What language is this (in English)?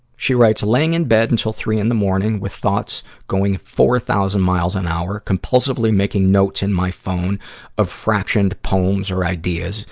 English